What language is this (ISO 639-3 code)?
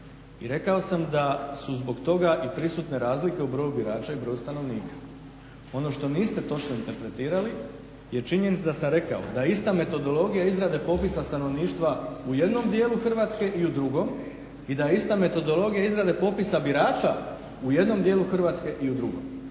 hrv